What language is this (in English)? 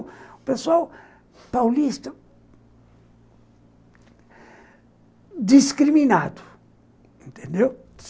Portuguese